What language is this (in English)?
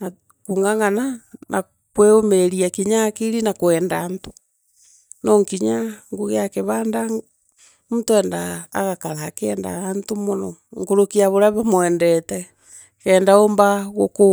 Meru